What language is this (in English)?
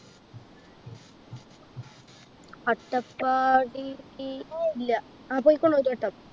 Malayalam